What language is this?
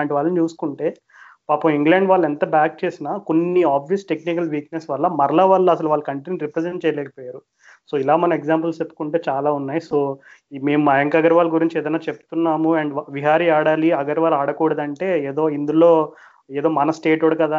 Telugu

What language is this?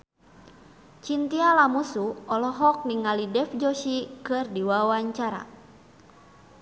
Sundanese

